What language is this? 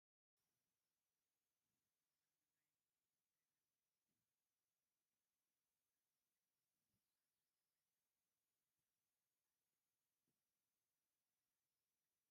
Tigrinya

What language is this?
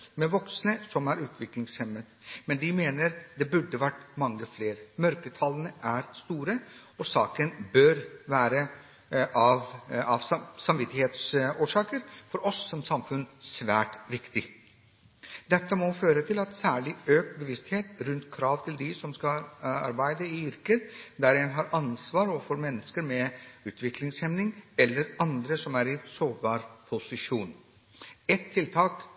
Norwegian Bokmål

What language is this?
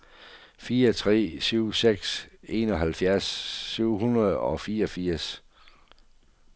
Danish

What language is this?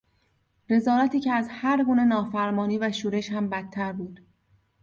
Persian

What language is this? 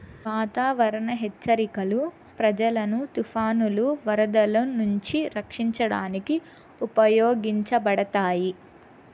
Telugu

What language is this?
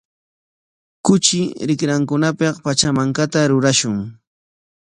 Corongo Ancash Quechua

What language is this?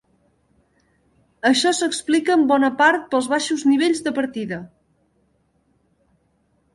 Catalan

